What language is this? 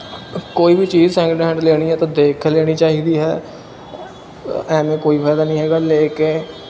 Punjabi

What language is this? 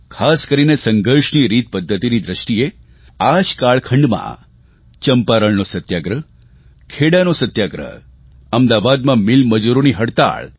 Gujarati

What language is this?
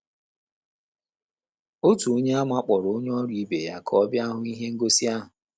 Igbo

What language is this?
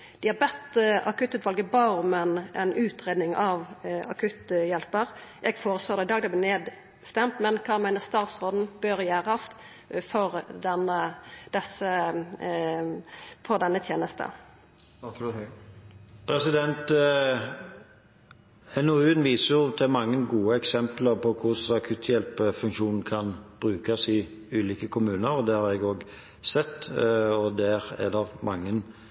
Norwegian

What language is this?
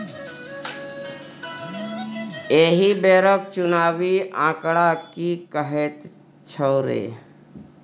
Maithili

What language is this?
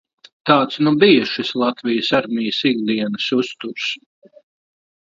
Latvian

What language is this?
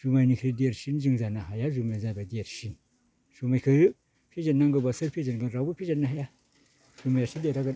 Bodo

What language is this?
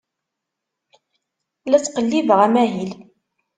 Kabyle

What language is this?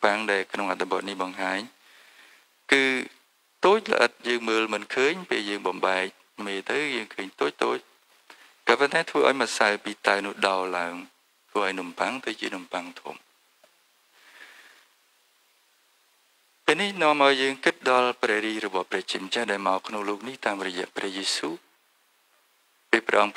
Indonesian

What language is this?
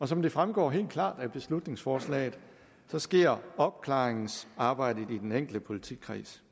Danish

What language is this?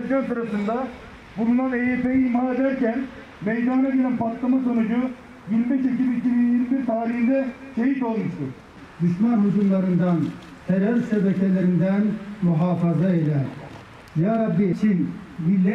Turkish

